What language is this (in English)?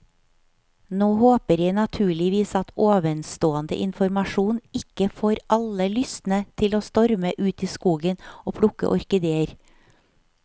Norwegian